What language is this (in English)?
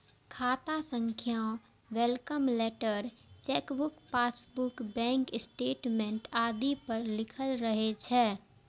Maithili